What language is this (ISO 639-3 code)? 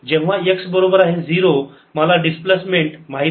mar